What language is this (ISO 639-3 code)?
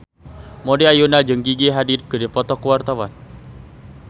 sun